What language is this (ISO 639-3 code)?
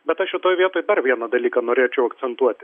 lit